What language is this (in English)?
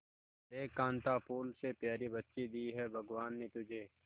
Hindi